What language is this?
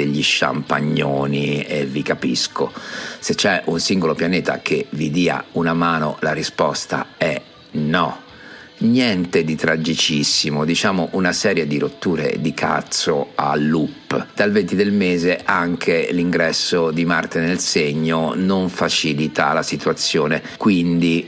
Italian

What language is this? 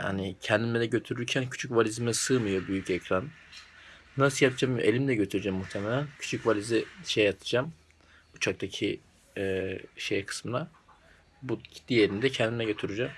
Turkish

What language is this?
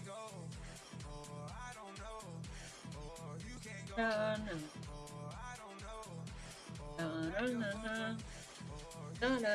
Spanish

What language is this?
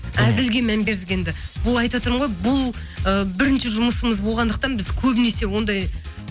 Kazakh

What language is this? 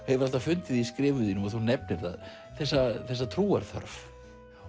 Icelandic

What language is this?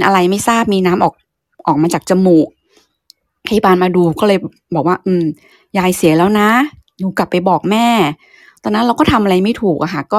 Thai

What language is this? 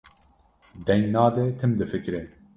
Kurdish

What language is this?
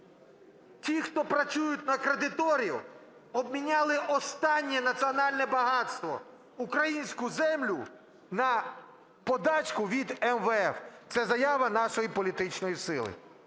Ukrainian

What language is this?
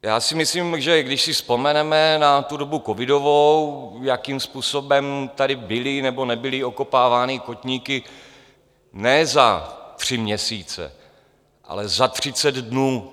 Czech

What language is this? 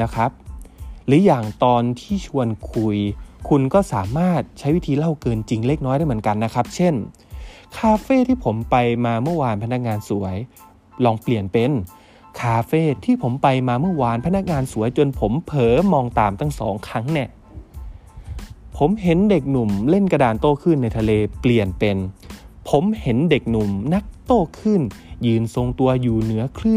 Thai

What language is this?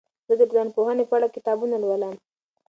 Pashto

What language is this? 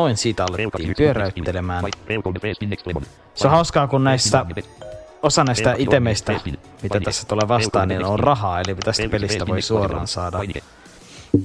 Finnish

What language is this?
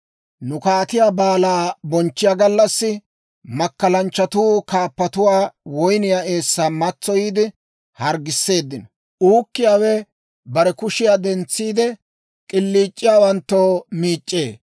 Dawro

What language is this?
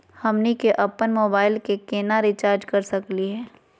Magahi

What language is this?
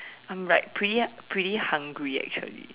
English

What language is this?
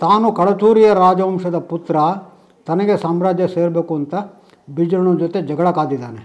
Kannada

